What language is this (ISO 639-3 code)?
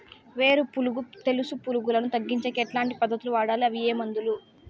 tel